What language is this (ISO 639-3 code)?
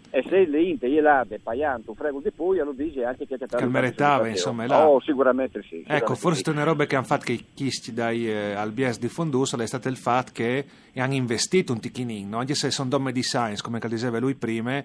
ita